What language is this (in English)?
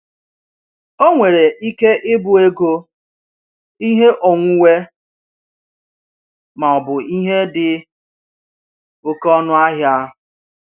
Igbo